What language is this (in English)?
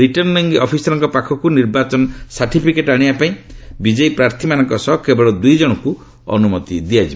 Odia